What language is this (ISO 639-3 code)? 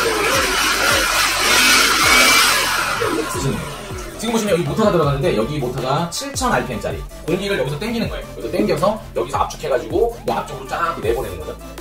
kor